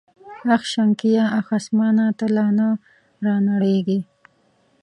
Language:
Pashto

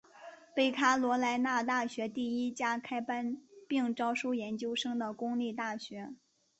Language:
Chinese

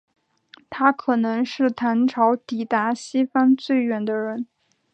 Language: Chinese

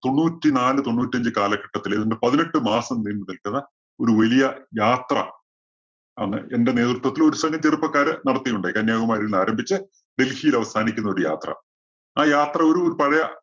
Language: Malayalam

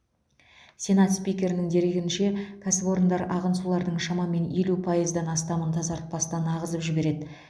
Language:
Kazakh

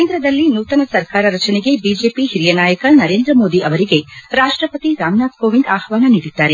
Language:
Kannada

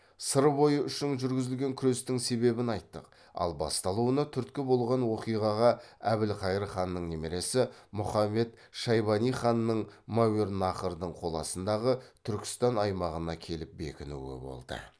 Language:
Kazakh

